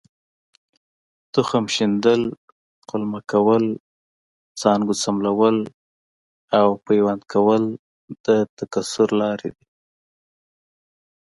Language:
Pashto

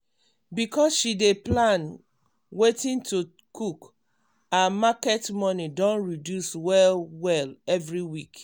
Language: Nigerian Pidgin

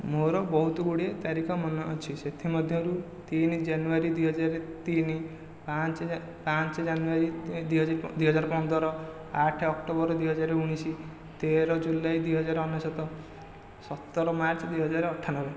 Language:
Odia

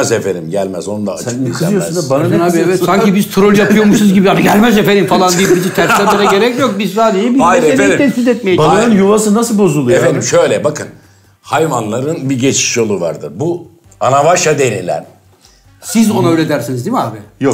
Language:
Turkish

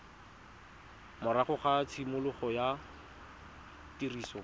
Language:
Tswana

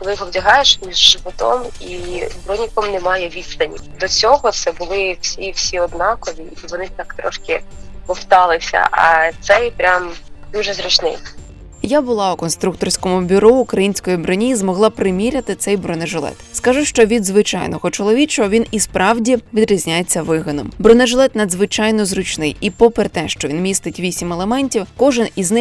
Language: Ukrainian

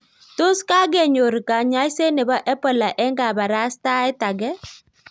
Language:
Kalenjin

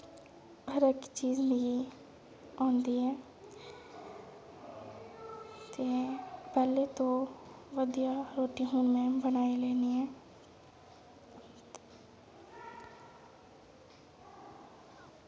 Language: Dogri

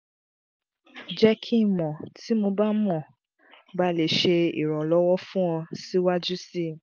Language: Yoruba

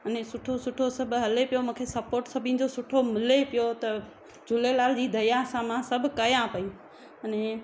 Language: Sindhi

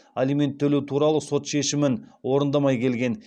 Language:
Kazakh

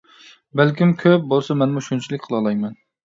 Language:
Uyghur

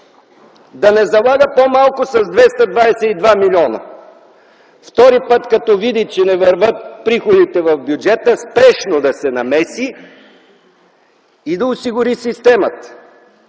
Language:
Bulgarian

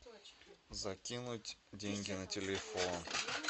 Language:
Russian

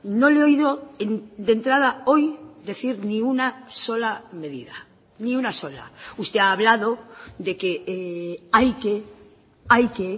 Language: Spanish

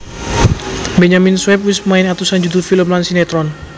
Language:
Javanese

